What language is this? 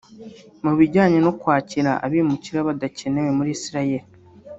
Kinyarwanda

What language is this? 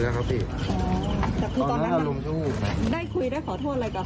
Thai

